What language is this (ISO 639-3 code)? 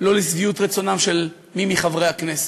heb